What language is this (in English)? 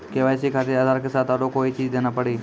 Maithili